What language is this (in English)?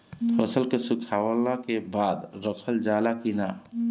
Bhojpuri